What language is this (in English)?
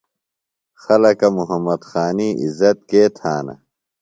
Phalura